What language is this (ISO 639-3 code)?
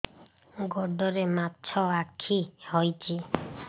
ori